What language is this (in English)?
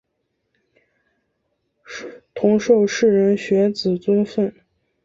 Chinese